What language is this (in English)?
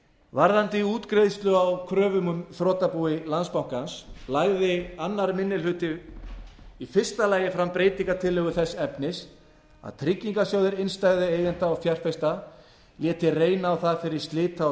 Icelandic